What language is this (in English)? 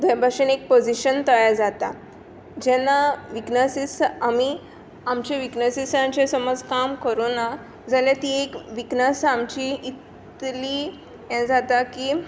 Konkani